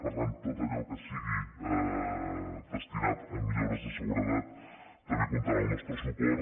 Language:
Catalan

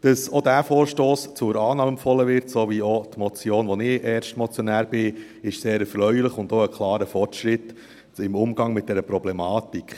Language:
Swiss German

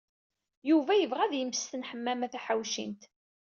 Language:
Kabyle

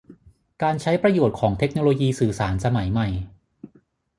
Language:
Thai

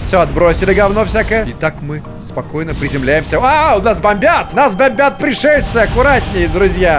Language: Russian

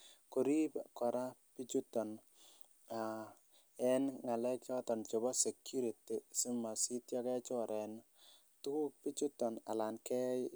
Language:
Kalenjin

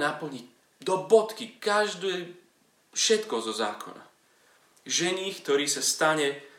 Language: Slovak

